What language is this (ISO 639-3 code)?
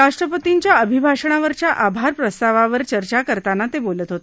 mar